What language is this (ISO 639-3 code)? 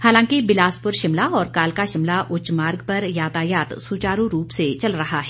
hin